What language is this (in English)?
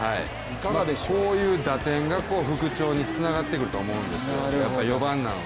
Japanese